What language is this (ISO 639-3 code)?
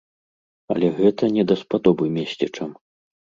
bel